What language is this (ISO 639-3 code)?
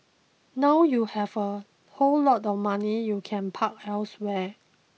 eng